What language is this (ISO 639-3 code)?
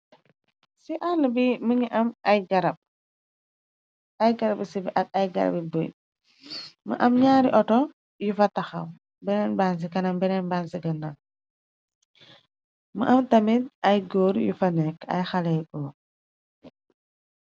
wol